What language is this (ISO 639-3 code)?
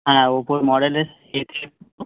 ben